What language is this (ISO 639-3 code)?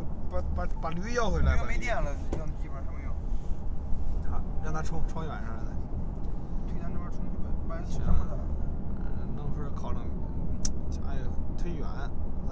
zho